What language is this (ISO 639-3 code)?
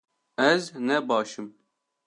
kur